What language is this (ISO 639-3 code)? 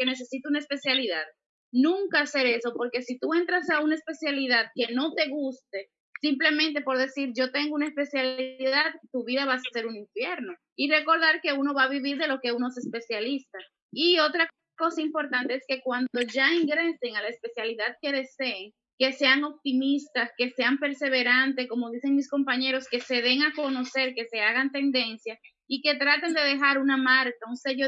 spa